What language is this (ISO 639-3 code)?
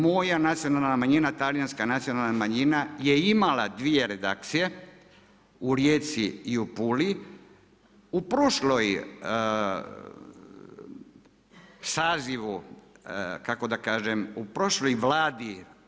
hrv